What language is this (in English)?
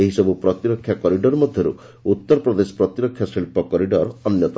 Odia